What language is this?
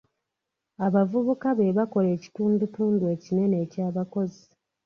Ganda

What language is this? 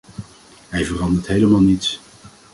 Dutch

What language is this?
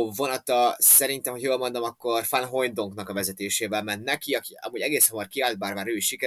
Hungarian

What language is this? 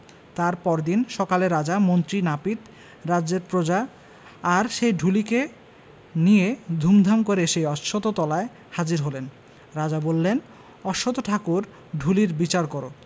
Bangla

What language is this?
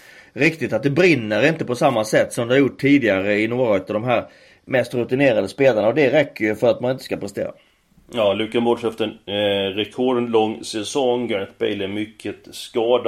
Swedish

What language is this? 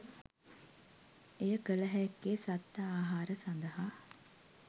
Sinhala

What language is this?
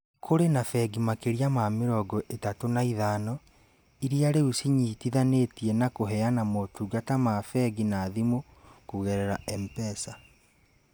Kikuyu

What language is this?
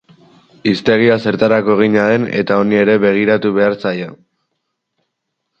Basque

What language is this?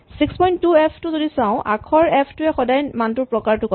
Assamese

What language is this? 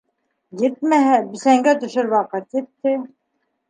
Bashkir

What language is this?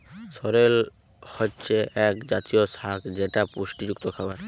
Bangla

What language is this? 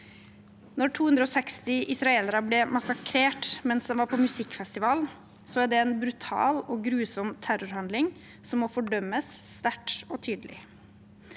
Norwegian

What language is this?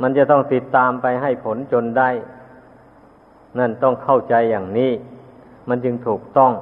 Thai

